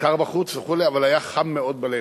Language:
Hebrew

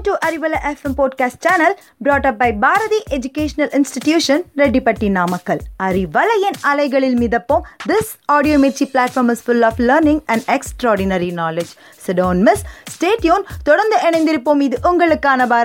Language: Tamil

